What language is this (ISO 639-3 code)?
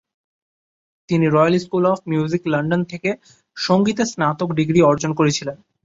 ben